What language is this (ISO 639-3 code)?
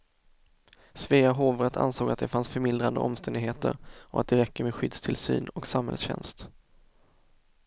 swe